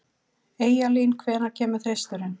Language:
Icelandic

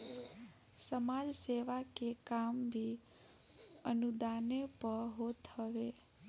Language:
Bhojpuri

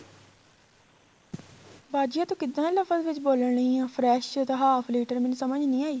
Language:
Punjabi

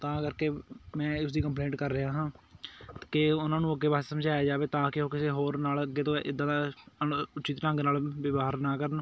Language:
Punjabi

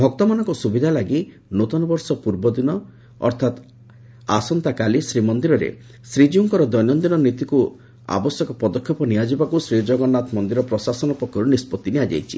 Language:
Odia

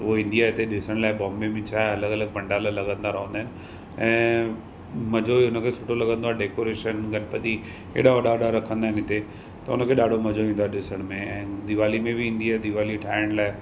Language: Sindhi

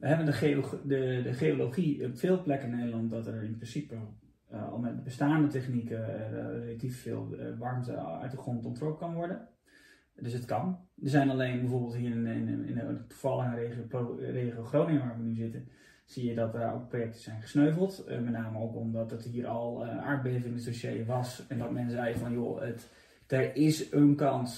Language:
Dutch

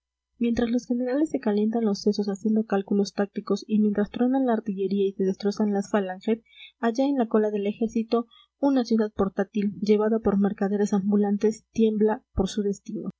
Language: Spanish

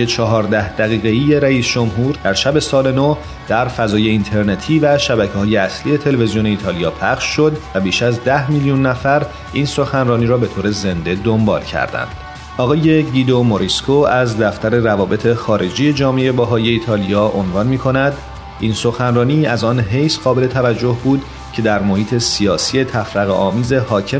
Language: Persian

